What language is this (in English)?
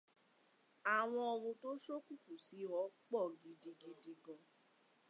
Yoruba